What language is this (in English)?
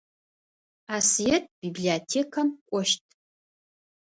Adyghe